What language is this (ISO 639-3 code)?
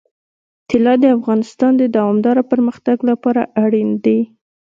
pus